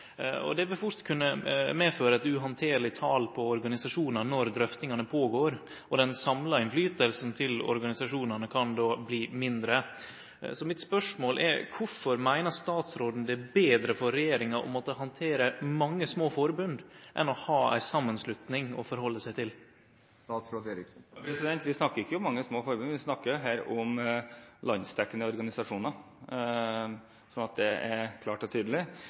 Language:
Norwegian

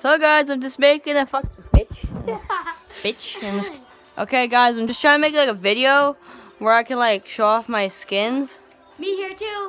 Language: English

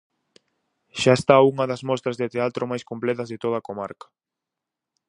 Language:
Galician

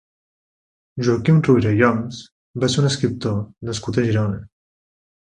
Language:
Catalan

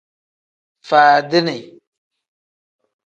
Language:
Tem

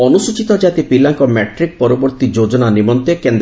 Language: Odia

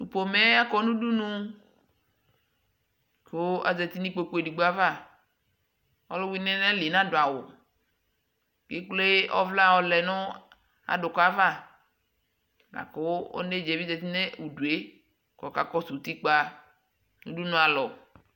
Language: Ikposo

